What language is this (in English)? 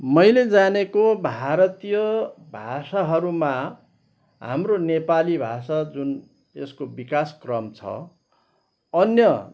Nepali